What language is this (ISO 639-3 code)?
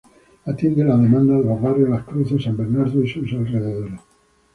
spa